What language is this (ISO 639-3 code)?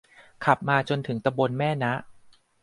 tha